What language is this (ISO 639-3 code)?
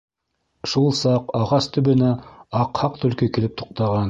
bak